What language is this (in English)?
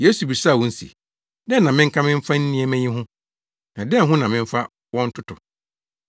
Akan